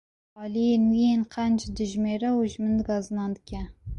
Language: Kurdish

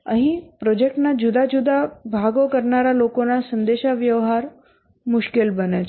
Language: Gujarati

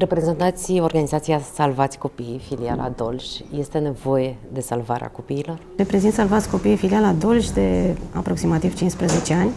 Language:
Romanian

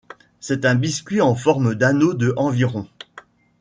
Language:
French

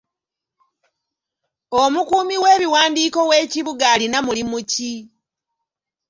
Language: Ganda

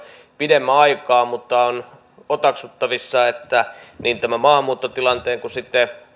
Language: Finnish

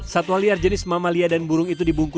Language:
Indonesian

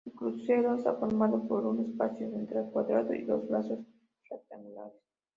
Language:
Spanish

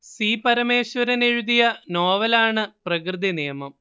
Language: Malayalam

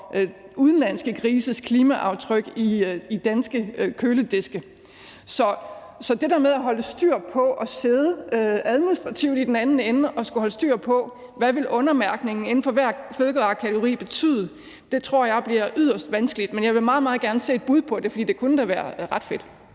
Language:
Danish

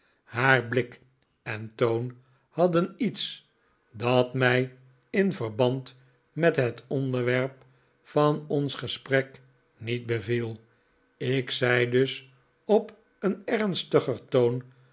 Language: Dutch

